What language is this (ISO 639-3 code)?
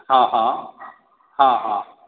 mai